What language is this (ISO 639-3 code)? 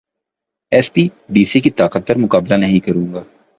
urd